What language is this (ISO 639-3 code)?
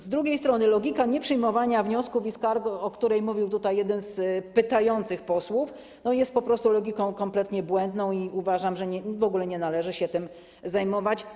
pol